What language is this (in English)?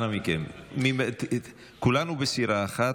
Hebrew